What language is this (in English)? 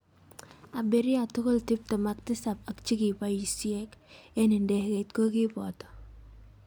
Kalenjin